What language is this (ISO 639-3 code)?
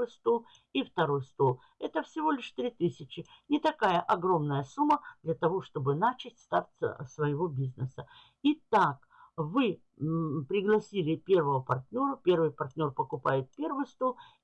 rus